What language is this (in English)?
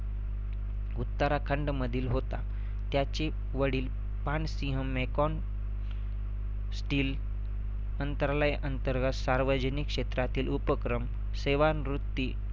Marathi